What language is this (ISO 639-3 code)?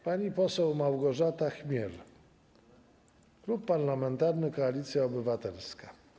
pol